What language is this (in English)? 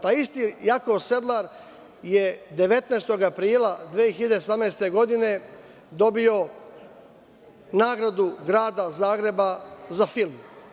Serbian